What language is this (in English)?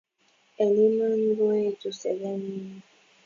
Kalenjin